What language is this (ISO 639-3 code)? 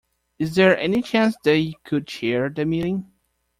eng